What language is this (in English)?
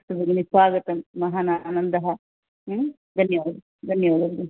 Sanskrit